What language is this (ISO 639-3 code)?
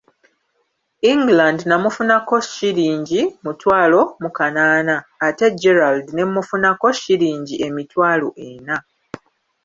lug